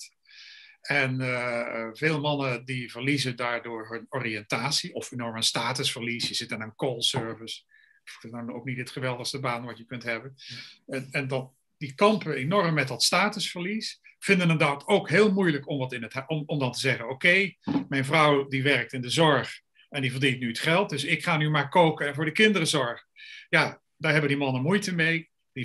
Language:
Dutch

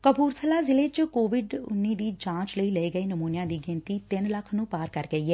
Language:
Punjabi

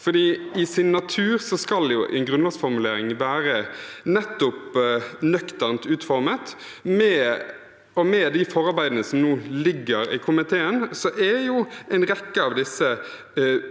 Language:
Norwegian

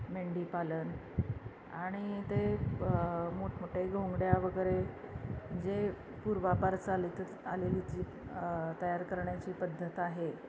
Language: Marathi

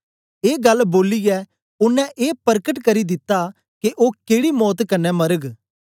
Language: Dogri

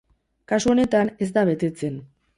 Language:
Basque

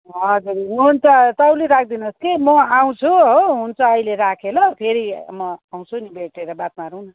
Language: Nepali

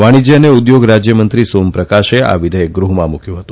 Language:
Gujarati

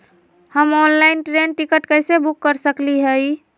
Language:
Magahi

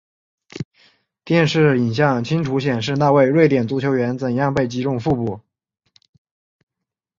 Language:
Chinese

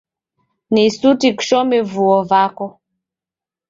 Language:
Taita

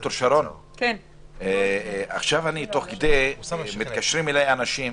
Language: Hebrew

